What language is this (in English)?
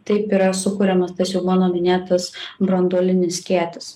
Lithuanian